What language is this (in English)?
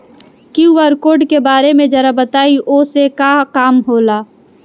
Bhojpuri